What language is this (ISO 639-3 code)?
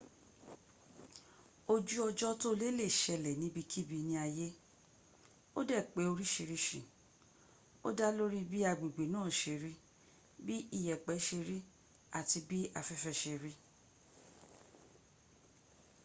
yor